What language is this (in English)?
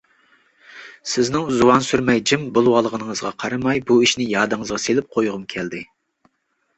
Uyghur